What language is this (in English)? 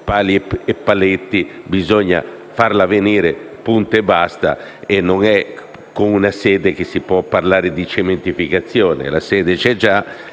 Italian